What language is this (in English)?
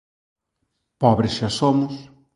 Galician